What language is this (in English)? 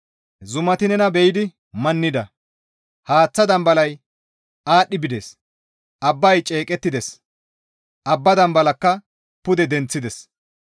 Gamo